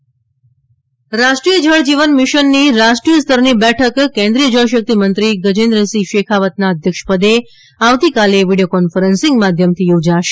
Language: Gujarati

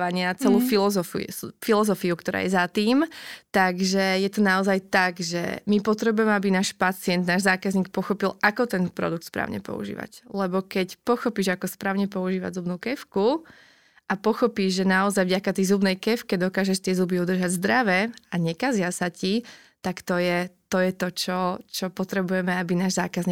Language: Slovak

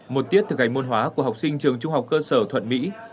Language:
Vietnamese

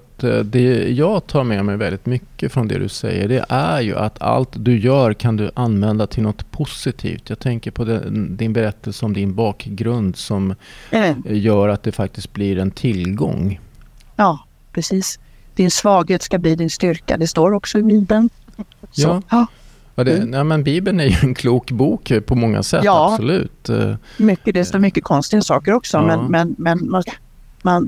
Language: Swedish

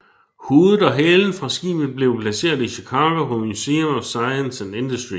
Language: Danish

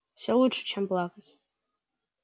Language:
Russian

